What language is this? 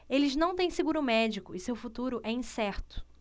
Portuguese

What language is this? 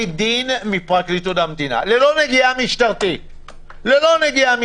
Hebrew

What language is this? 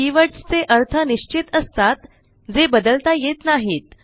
Marathi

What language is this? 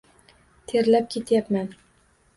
Uzbek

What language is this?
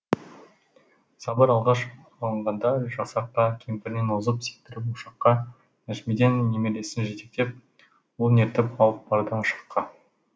Kazakh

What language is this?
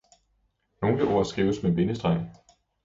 Danish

